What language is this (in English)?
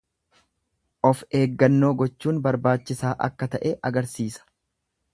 Oromo